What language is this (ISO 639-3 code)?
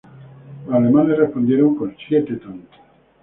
spa